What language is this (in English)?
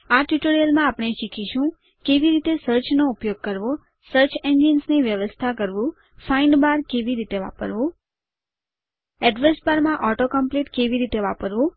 Gujarati